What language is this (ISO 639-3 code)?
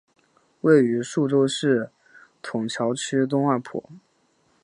zho